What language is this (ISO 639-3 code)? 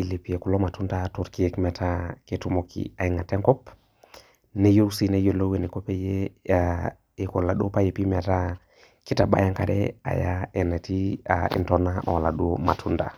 mas